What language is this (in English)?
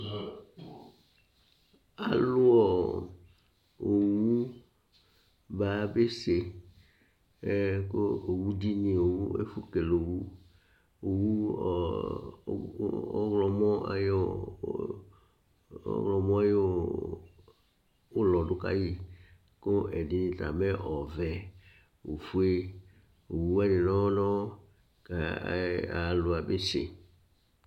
Ikposo